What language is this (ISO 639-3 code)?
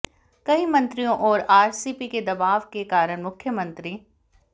hin